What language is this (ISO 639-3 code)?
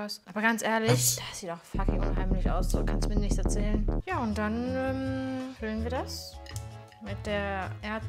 deu